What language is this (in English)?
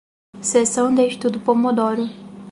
Portuguese